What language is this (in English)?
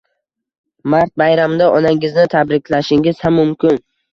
Uzbek